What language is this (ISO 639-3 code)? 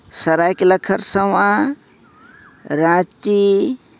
sat